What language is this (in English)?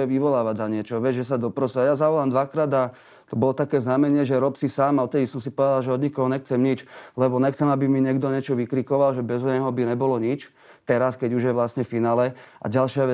Slovak